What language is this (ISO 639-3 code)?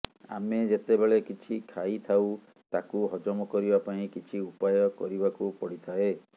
ori